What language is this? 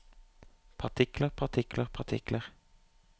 Norwegian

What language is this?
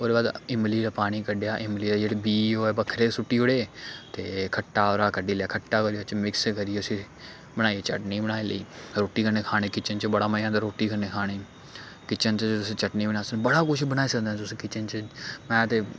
Dogri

